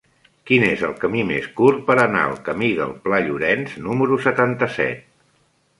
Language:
Catalan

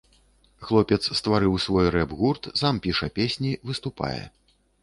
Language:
Belarusian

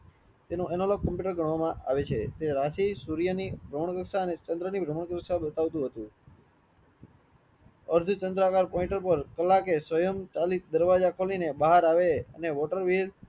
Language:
Gujarati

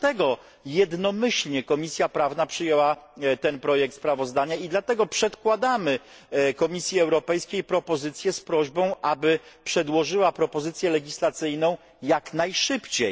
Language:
Polish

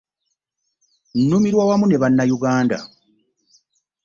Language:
Ganda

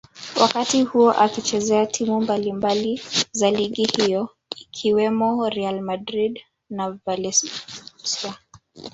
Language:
Swahili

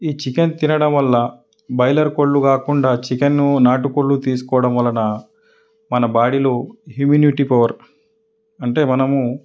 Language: Telugu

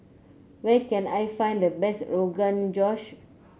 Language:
English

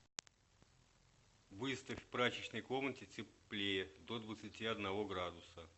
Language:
Russian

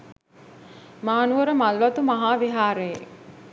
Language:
Sinhala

